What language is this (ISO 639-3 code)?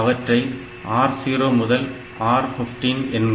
tam